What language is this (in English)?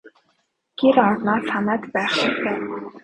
Mongolian